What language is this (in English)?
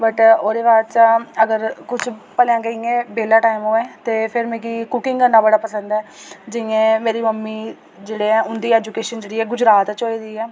Dogri